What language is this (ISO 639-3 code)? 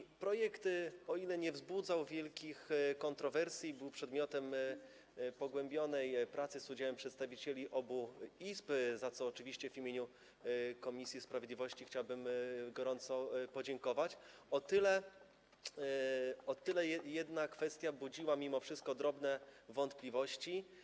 pol